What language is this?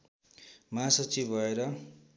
Nepali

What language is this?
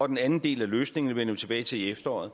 Danish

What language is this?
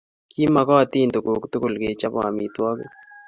Kalenjin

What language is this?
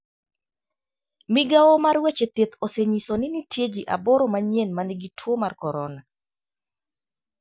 Luo (Kenya and Tanzania)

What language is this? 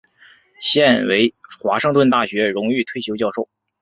Chinese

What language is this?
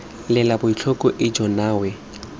Tswana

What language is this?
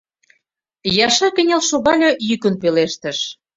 Mari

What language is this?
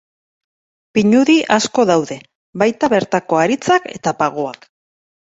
Basque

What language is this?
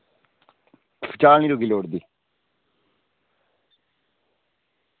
Dogri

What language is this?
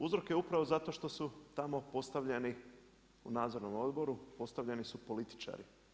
Croatian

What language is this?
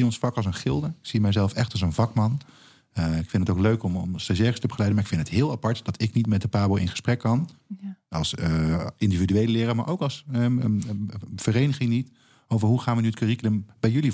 Dutch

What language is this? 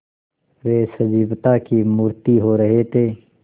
Hindi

